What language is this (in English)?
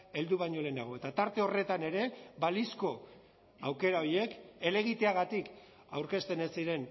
Basque